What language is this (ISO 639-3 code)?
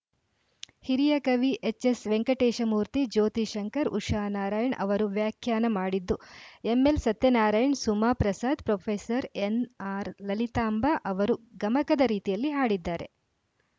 kan